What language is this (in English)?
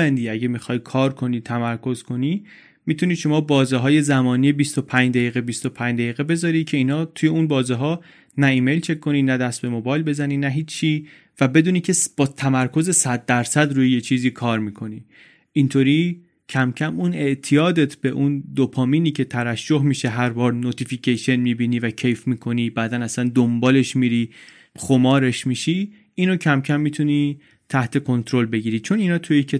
Persian